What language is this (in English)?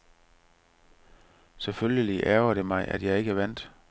Danish